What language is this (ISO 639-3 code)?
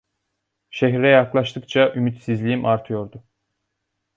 tur